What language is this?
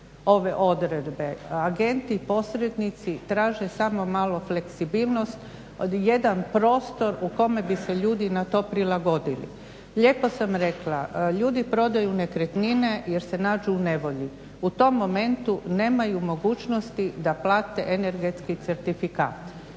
Croatian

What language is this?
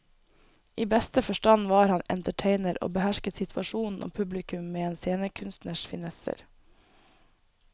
Norwegian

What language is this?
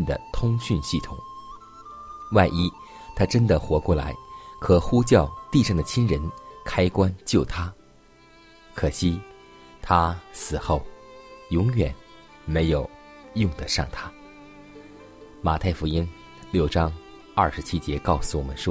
Chinese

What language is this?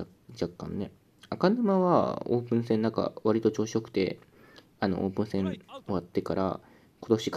Japanese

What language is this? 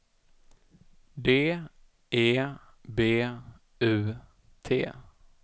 Swedish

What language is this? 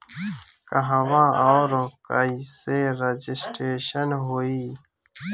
Bhojpuri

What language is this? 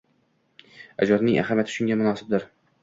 Uzbek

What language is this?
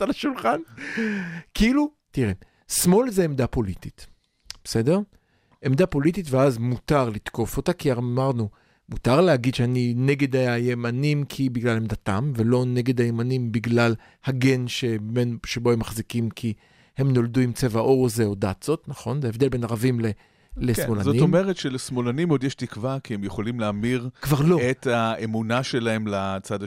Hebrew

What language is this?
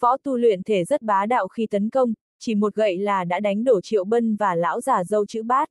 Vietnamese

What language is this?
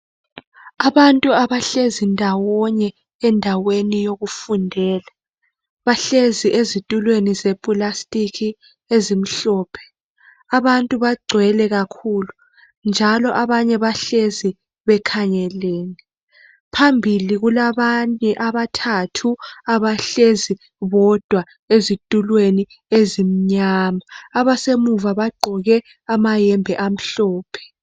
North Ndebele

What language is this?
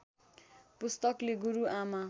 Nepali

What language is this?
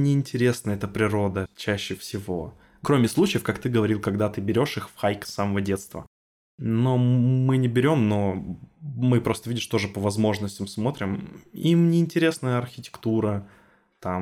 Russian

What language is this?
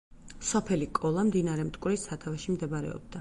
Georgian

